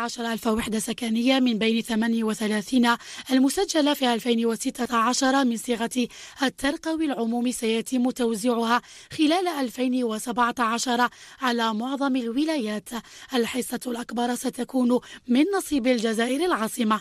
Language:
Arabic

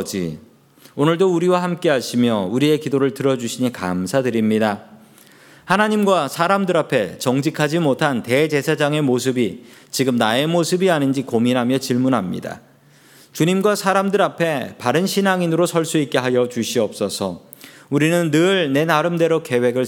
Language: Korean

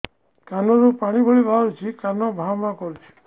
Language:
Odia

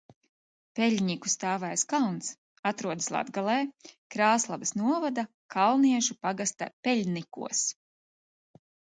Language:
Latvian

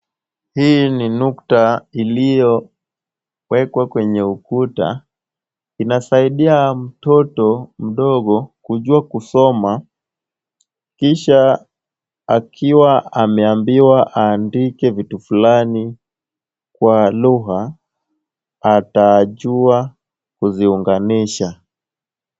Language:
Swahili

